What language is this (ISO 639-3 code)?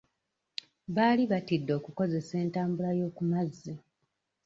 lug